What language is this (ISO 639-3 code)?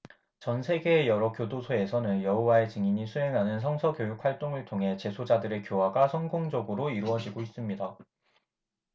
kor